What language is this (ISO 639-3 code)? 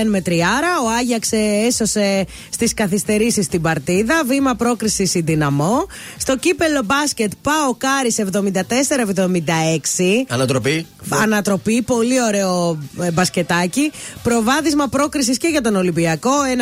ell